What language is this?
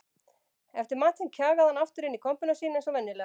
Icelandic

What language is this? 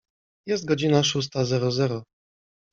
Polish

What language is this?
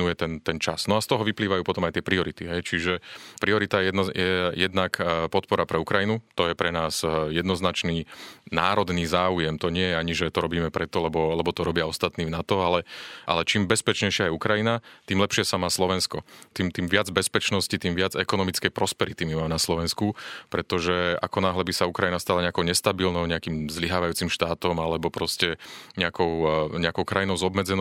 Slovak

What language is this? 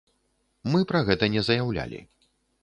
Belarusian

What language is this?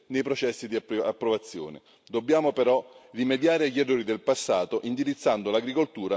Italian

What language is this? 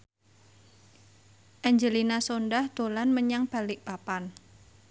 Javanese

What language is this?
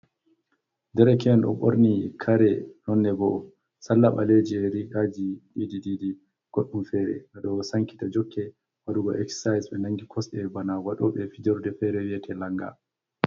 Fula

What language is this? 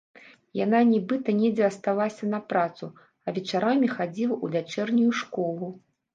Belarusian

